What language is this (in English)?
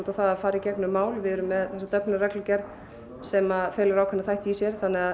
Icelandic